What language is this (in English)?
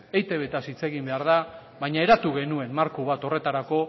Basque